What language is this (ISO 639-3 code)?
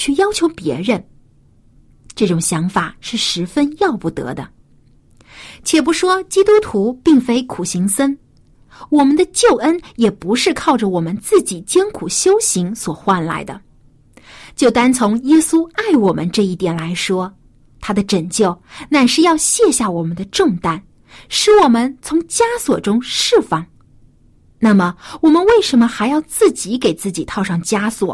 zho